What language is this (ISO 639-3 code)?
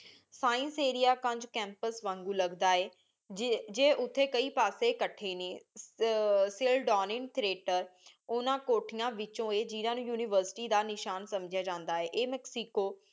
pan